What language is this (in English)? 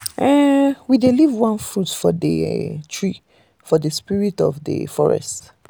Nigerian Pidgin